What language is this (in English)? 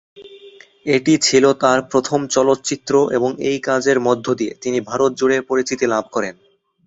Bangla